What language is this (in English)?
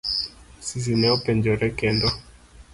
Luo (Kenya and Tanzania)